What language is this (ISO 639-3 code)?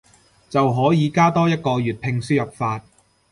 yue